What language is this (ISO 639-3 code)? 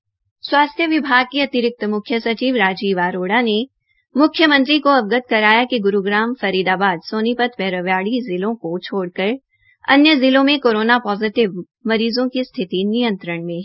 hin